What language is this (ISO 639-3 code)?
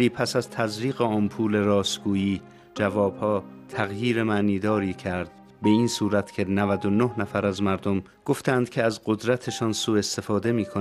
fas